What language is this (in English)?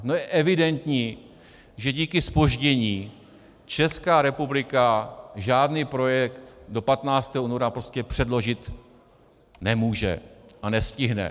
Czech